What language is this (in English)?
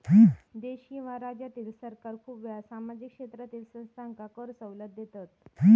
Marathi